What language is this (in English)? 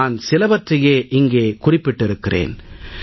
Tamil